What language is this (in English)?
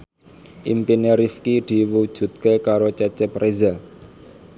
Javanese